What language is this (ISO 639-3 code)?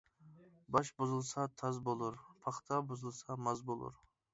uig